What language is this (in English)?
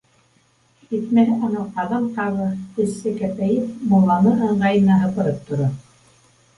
Bashkir